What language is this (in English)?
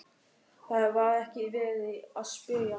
Icelandic